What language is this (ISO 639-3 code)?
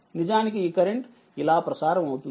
tel